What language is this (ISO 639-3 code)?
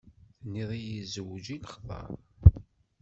kab